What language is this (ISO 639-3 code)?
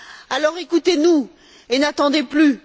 fra